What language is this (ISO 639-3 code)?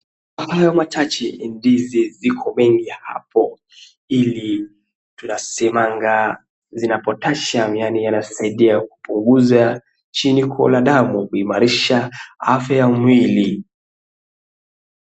swa